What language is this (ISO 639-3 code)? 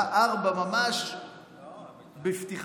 heb